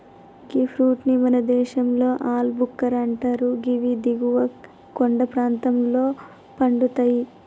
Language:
Telugu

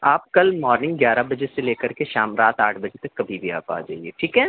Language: Urdu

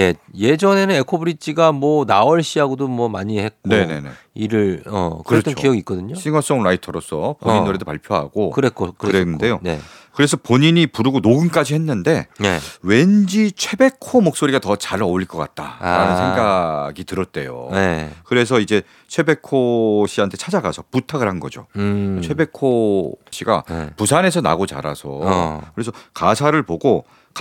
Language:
Korean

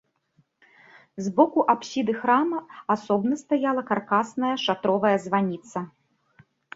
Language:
Belarusian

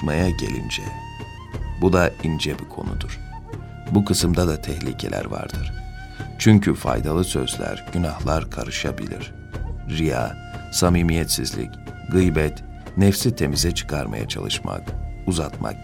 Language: Turkish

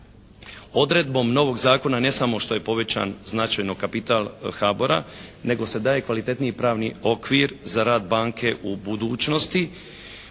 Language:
Croatian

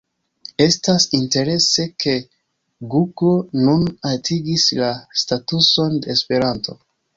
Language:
Esperanto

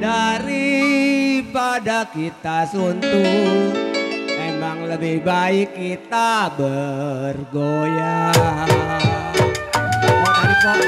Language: Indonesian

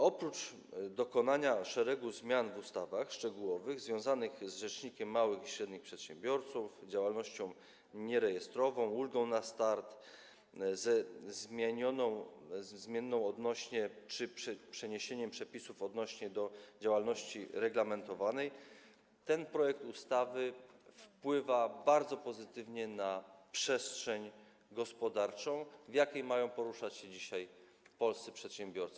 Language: Polish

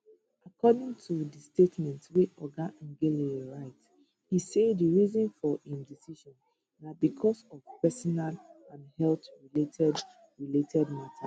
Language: Nigerian Pidgin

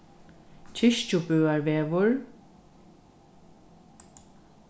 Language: Faroese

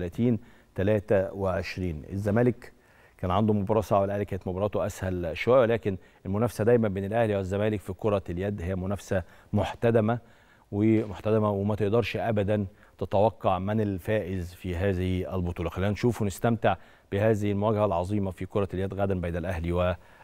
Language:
Arabic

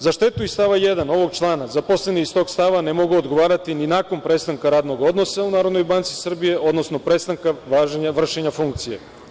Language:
Serbian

